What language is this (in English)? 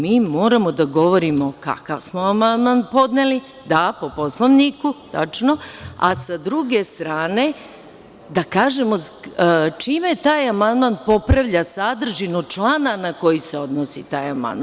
Serbian